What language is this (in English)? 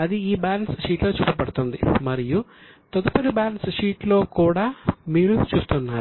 Telugu